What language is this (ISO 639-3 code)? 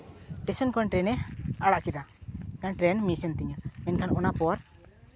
sat